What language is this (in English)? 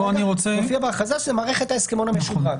Hebrew